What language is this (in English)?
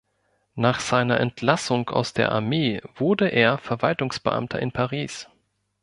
German